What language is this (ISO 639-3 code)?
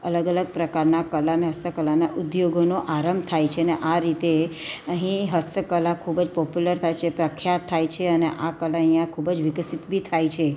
guj